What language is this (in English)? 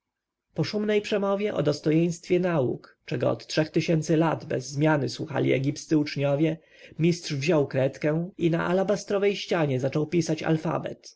Polish